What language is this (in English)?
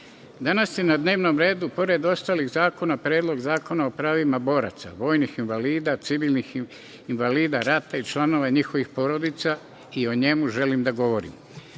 Serbian